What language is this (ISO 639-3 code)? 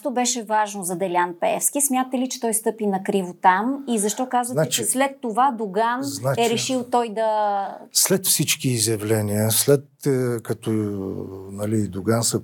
bul